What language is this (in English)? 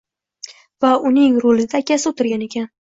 Uzbek